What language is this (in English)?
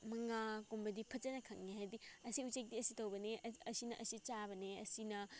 Manipuri